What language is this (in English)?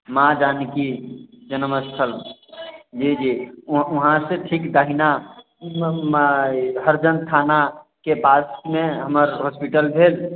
Maithili